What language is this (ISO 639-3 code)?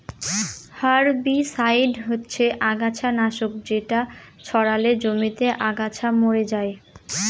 ben